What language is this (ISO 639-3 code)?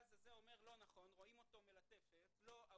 heb